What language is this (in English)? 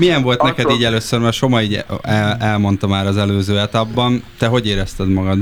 Hungarian